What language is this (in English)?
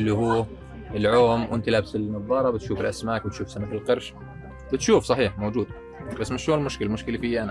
Arabic